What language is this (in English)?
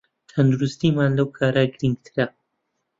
Central Kurdish